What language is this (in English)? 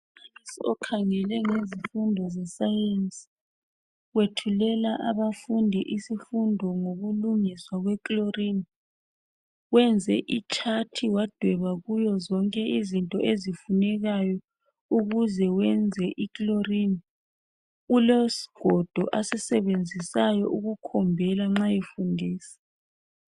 North Ndebele